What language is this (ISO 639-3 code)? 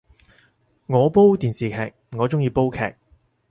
yue